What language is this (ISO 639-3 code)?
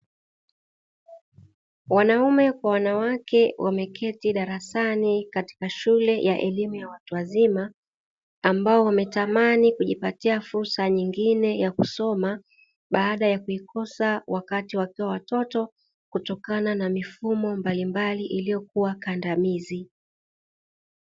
swa